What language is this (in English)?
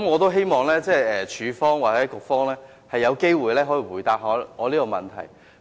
Cantonese